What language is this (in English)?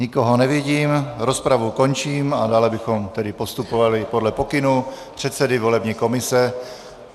Czech